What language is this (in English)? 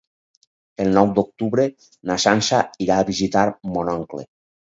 Catalan